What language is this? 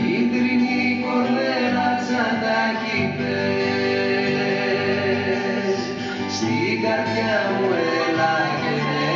Greek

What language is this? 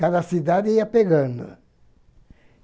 Portuguese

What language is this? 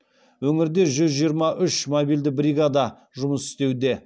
Kazakh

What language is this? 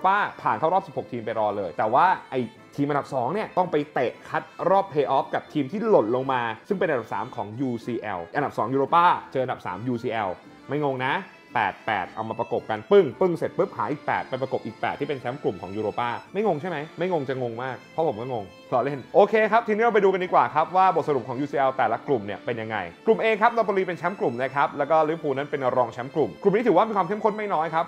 Thai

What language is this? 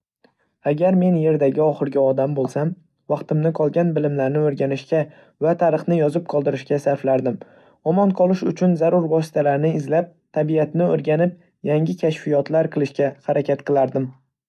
Uzbek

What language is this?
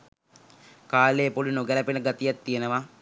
Sinhala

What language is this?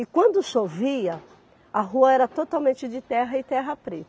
Portuguese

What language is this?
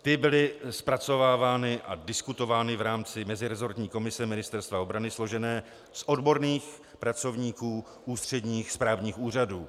Czech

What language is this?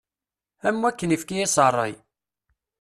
Kabyle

